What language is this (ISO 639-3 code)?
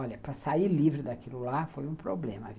por